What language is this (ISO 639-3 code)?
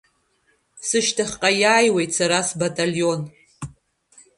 abk